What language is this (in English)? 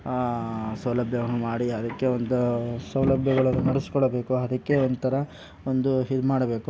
Kannada